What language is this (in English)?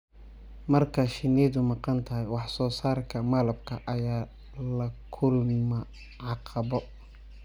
Somali